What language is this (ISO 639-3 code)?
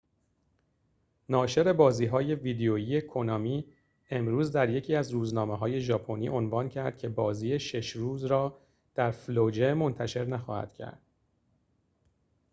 fas